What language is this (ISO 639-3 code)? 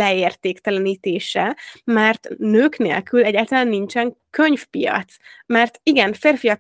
hun